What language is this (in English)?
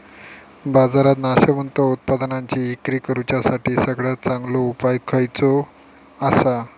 Marathi